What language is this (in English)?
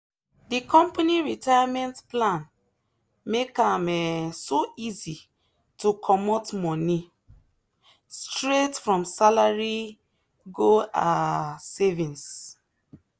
Nigerian Pidgin